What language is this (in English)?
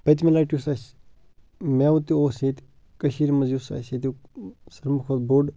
Kashmiri